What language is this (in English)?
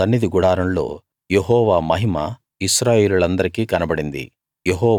Telugu